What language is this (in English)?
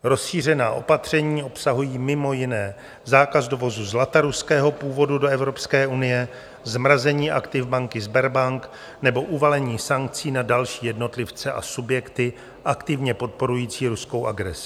Czech